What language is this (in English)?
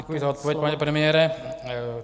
Czech